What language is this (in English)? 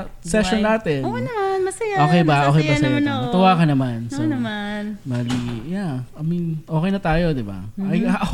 Filipino